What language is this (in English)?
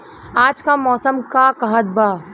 Bhojpuri